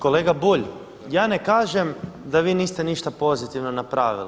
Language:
Croatian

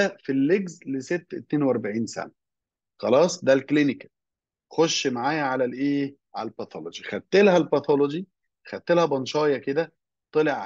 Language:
Arabic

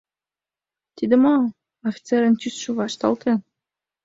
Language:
Mari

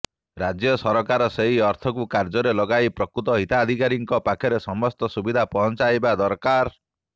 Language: Odia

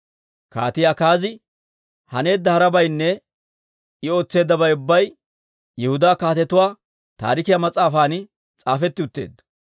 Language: Dawro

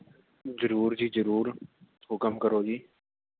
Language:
Punjabi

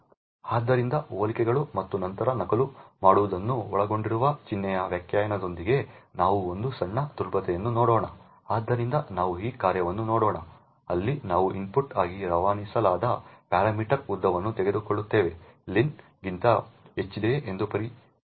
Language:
Kannada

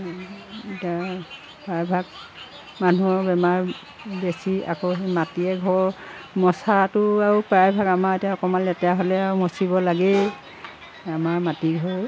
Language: Assamese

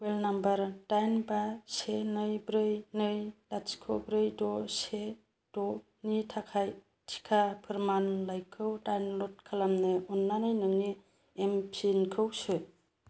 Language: Bodo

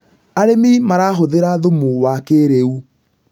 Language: Kikuyu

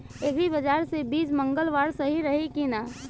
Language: Bhojpuri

